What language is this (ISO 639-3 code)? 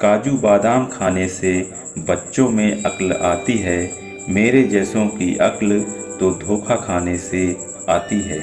hin